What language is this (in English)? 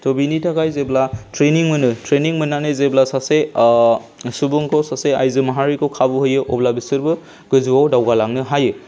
Bodo